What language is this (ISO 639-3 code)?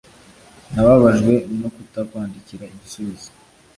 kin